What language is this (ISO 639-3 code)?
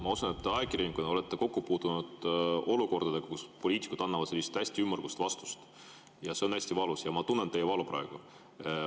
est